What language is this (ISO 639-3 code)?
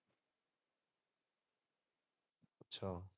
pan